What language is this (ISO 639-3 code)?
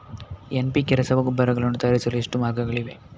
kan